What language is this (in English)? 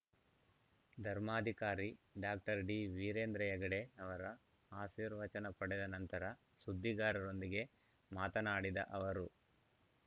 Kannada